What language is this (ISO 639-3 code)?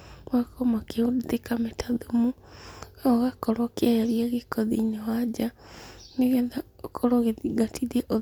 kik